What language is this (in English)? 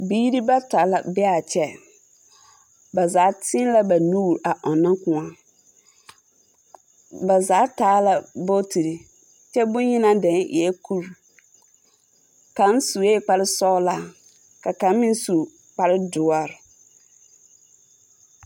Southern Dagaare